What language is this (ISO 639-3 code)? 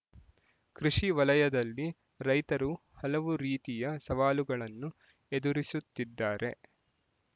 kan